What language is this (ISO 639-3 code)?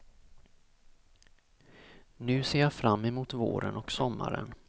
swe